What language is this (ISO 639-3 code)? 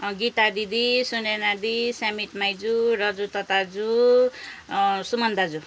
nep